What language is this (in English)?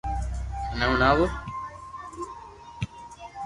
Loarki